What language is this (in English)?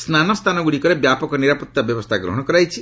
Odia